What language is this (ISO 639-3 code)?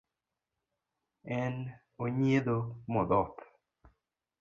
luo